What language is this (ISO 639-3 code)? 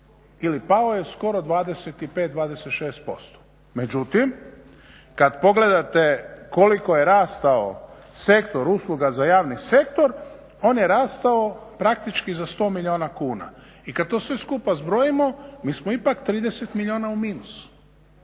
hrv